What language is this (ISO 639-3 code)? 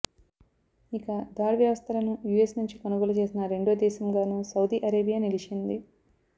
tel